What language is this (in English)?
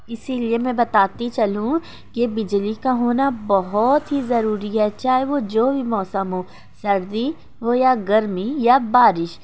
Urdu